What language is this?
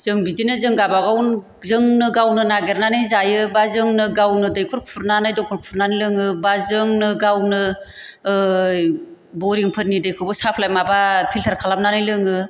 Bodo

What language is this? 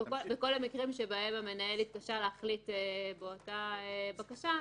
Hebrew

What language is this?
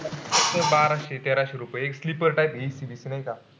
Marathi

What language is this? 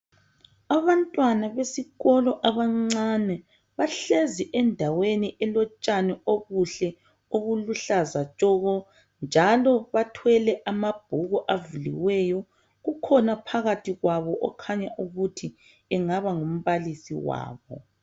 North Ndebele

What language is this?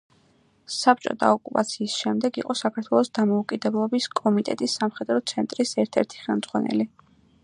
Georgian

